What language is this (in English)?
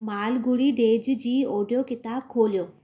Sindhi